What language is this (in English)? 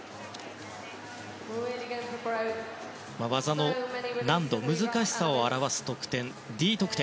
Japanese